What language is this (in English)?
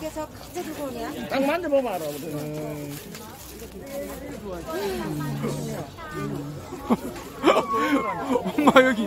Korean